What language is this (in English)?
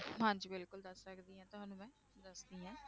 Punjabi